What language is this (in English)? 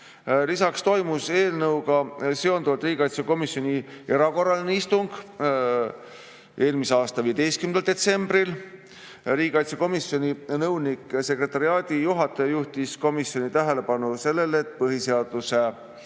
Estonian